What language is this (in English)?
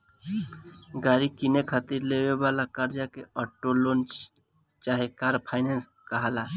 Bhojpuri